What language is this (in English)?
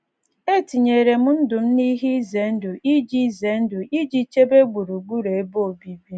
Igbo